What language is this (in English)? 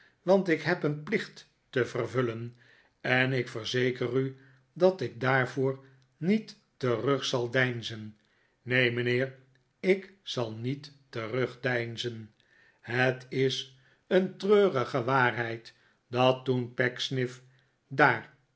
Dutch